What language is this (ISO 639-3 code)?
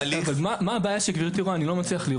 heb